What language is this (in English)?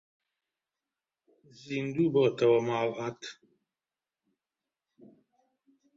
Central Kurdish